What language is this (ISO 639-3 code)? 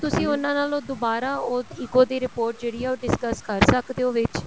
pan